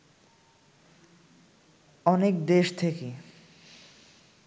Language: Bangla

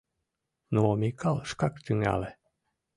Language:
Mari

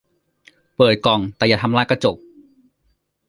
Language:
Thai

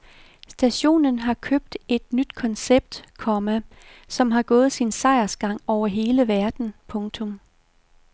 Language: Danish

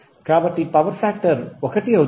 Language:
Telugu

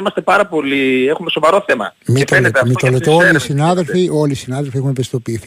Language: Greek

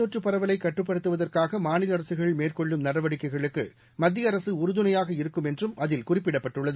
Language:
Tamil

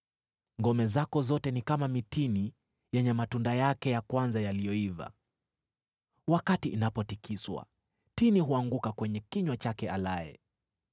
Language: Swahili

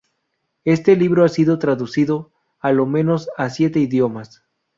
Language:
Spanish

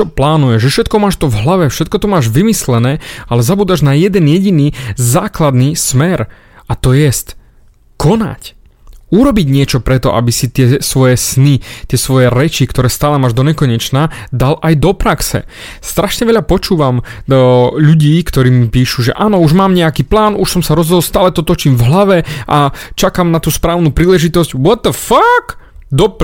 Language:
Slovak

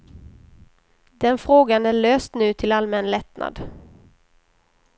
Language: Swedish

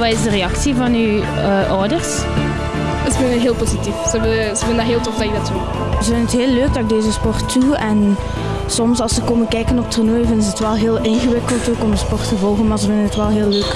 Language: Dutch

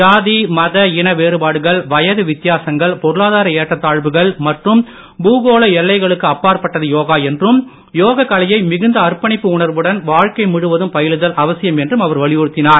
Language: Tamil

